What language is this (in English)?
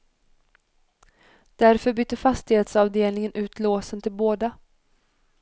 Swedish